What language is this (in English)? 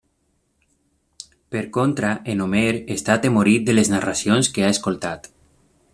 Catalan